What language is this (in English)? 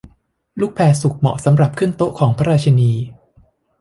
Thai